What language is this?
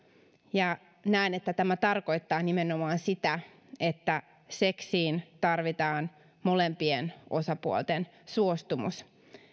Finnish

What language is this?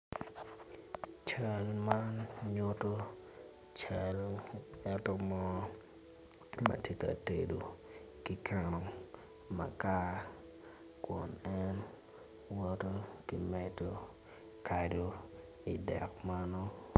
Acoli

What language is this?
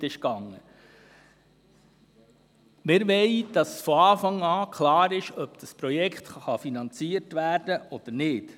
Swiss German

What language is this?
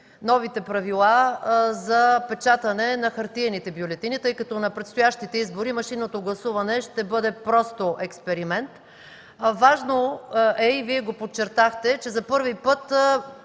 Bulgarian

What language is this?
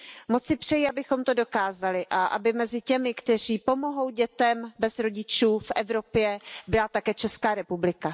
Czech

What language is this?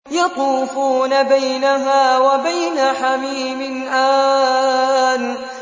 Arabic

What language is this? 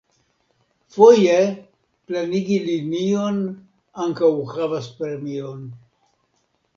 Esperanto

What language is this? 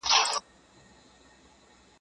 Pashto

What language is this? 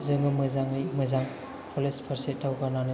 Bodo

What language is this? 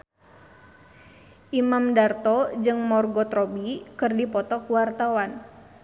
Sundanese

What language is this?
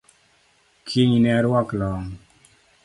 Luo (Kenya and Tanzania)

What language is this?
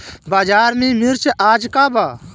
Bhojpuri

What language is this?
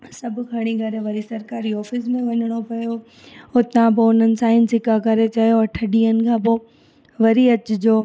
Sindhi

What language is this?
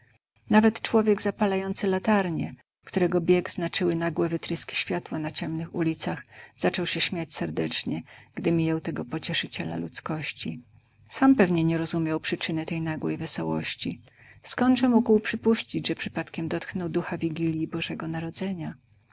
Polish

